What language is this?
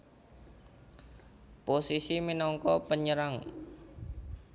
Javanese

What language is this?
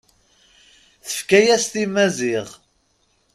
Kabyle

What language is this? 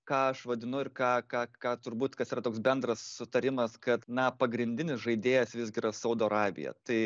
Lithuanian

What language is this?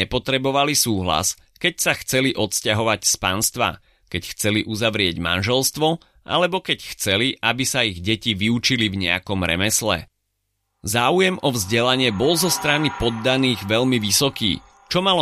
Slovak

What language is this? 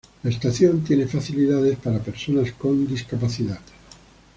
Spanish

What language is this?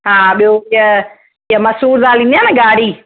Sindhi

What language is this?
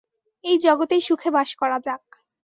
Bangla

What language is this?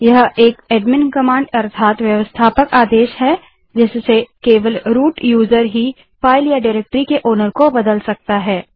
Hindi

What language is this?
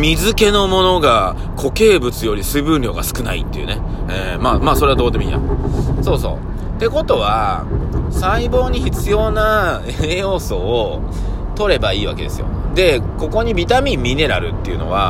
Japanese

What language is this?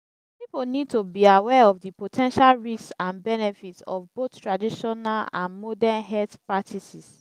Nigerian Pidgin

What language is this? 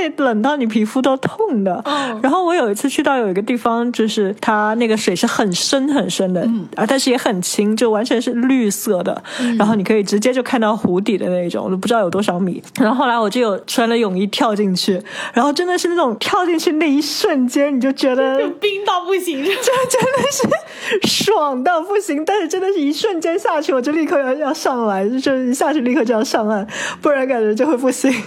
Chinese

